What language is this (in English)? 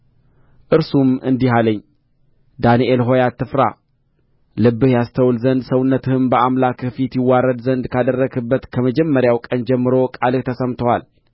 Amharic